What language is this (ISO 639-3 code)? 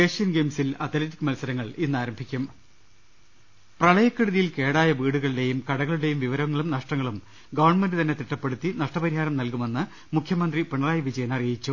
mal